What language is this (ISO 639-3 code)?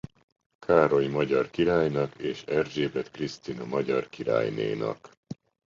hun